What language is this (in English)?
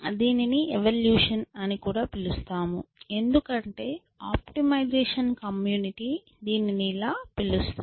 Telugu